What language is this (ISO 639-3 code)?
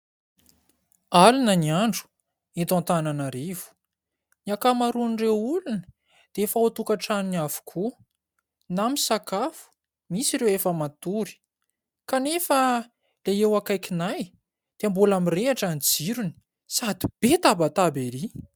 mlg